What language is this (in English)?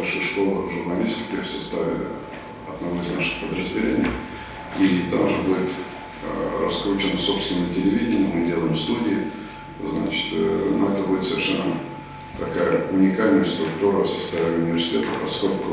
Russian